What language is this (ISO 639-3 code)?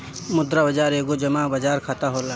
bho